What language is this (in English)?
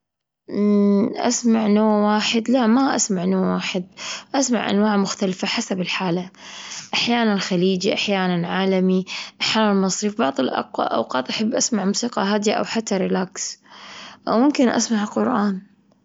Gulf Arabic